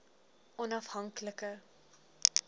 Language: Afrikaans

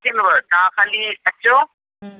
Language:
Sindhi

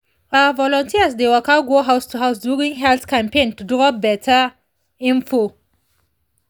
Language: Nigerian Pidgin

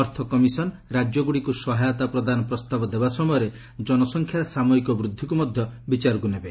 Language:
Odia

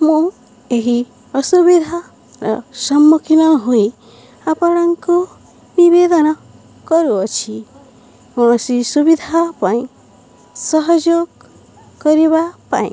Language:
Odia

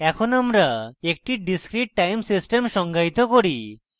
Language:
Bangla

